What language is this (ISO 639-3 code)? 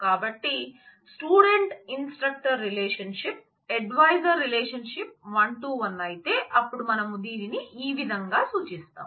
tel